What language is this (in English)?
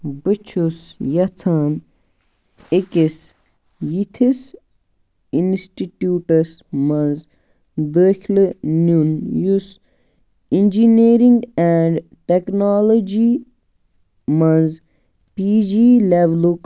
Kashmiri